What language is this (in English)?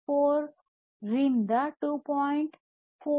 Kannada